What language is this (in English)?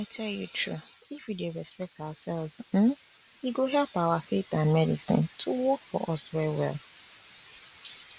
Nigerian Pidgin